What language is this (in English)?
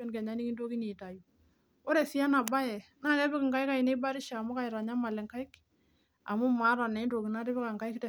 Masai